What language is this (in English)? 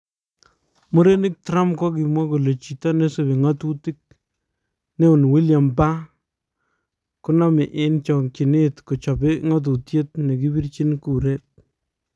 Kalenjin